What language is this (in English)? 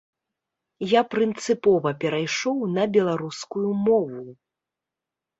Belarusian